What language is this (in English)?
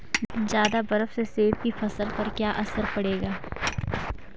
Hindi